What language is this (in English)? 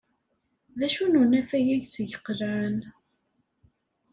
Kabyle